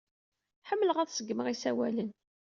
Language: Kabyle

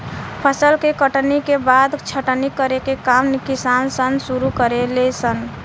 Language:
Bhojpuri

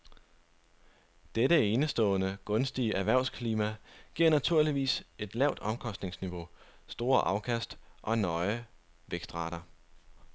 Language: Danish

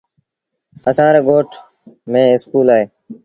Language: Sindhi Bhil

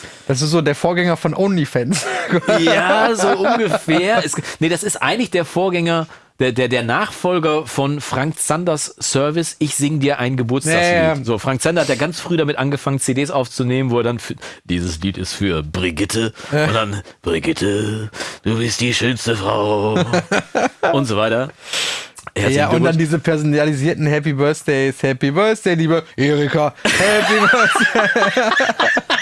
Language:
German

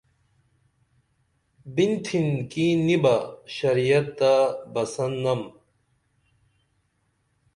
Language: Dameli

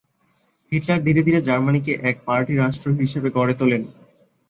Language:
Bangla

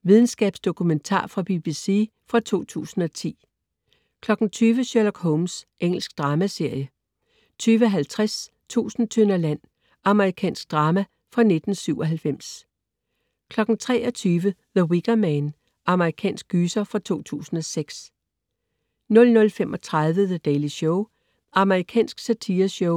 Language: Danish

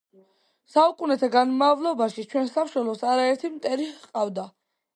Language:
Georgian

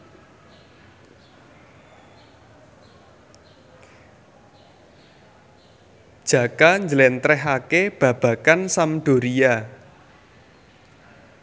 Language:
Javanese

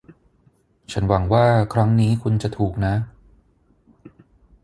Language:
Thai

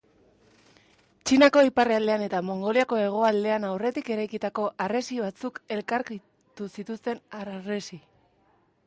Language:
Basque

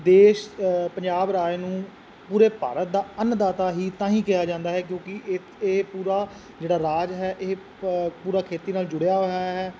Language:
Punjabi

